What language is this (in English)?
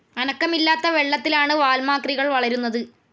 Malayalam